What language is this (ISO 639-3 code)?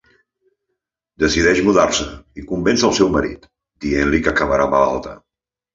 cat